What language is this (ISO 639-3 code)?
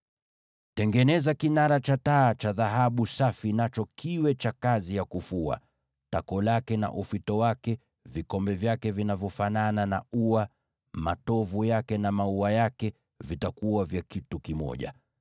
swa